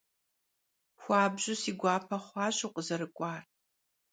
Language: Kabardian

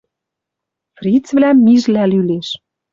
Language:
Western Mari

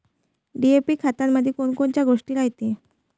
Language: Marathi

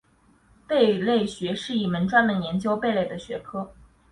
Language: Chinese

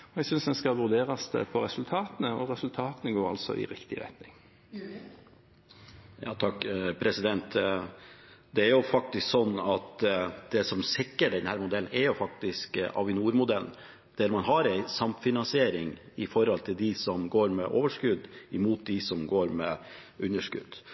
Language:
Norwegian Bokmål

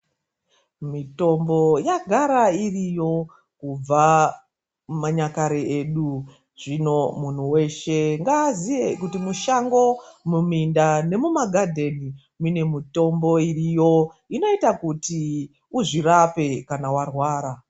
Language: Ndau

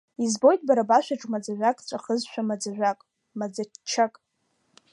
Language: Abkhazian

